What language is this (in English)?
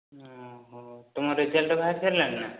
Odia